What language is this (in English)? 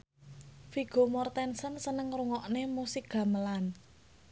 Javanese